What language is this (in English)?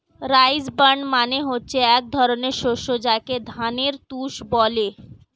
Bangla